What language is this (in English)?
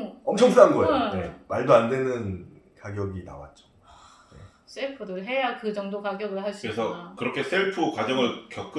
Korean